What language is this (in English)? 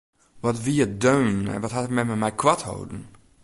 Western Frisian